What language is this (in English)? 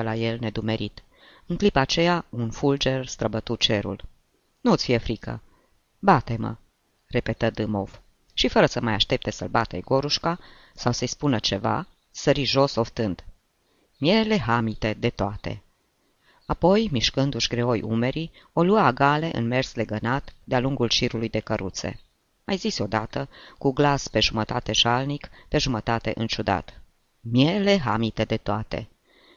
Romanian